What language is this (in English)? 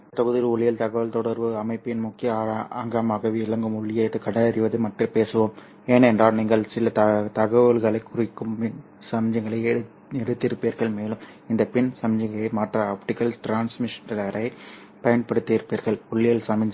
Tamil